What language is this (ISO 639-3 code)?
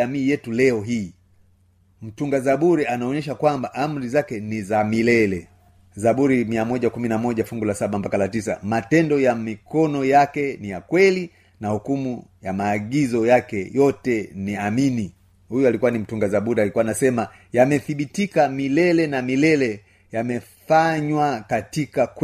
swa